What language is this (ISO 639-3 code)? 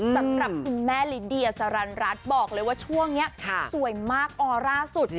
tha